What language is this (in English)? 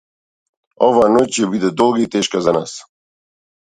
Macedonian